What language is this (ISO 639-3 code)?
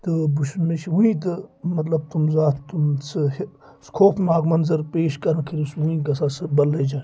kas